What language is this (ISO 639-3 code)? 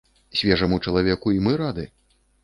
bel